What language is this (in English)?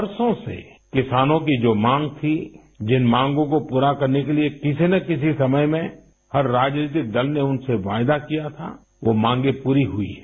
Hindi